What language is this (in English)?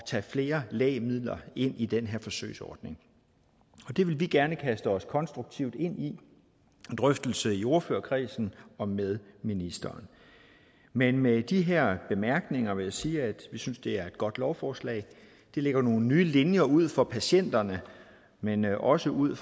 Danish